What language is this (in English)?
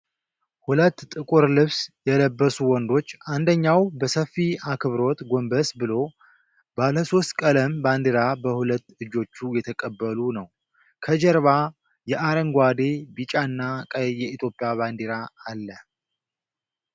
Amharic